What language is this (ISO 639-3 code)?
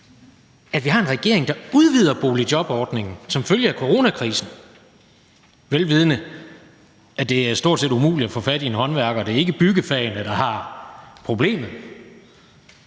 dan